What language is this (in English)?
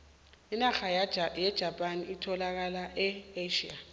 South Ndebele